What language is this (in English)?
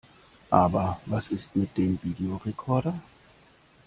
German